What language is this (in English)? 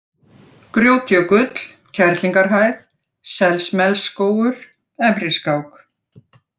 Icelandic